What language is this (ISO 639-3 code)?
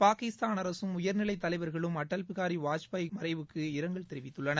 tam